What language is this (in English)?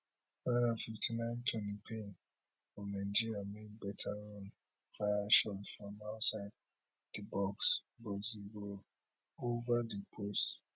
Nigerian Pidgin